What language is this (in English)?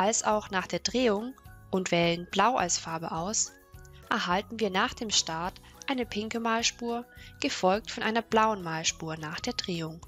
German